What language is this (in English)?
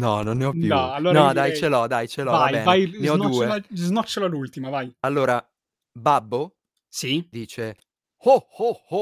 Italian